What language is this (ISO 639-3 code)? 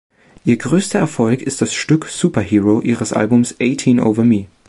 deu